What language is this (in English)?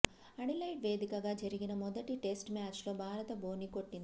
Telugu